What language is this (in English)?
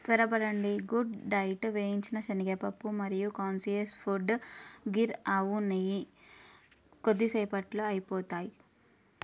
Telugu